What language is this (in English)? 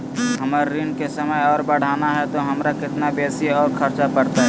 Magahi